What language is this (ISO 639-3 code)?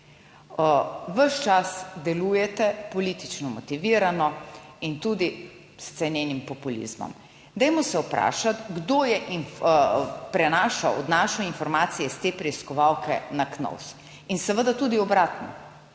slv